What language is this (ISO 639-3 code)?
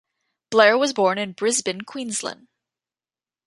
eng